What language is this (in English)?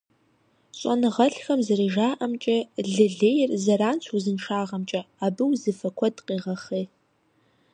Kabardian